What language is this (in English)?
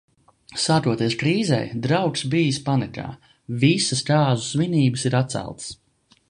Latvian